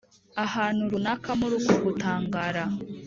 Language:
Kinyarwanda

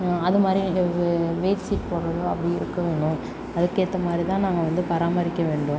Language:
Tamil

